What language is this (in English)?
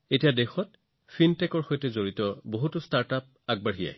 Assamese